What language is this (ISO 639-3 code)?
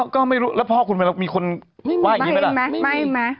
tha